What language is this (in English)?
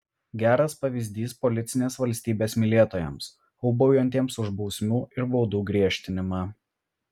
Lithuanian